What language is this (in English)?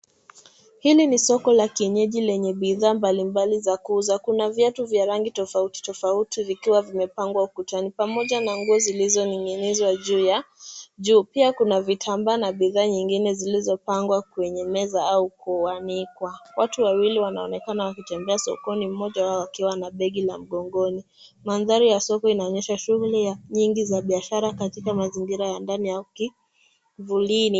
Swahili